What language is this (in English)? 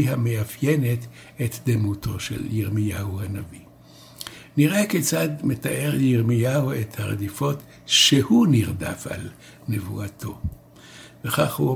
Hebrew